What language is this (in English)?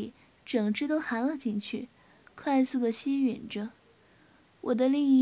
Chinese